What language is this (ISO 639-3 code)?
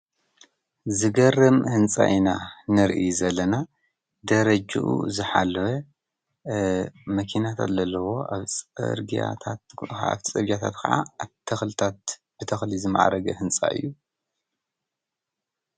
tir